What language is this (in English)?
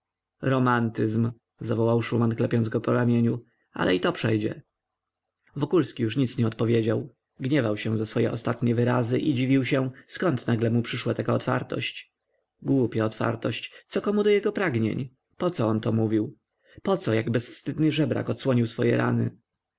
Polish